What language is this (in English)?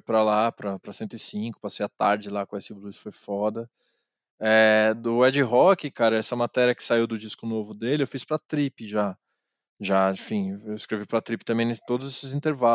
Portuguese